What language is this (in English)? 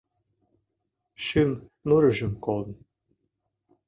Mari